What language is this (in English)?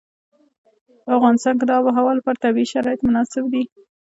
Pashto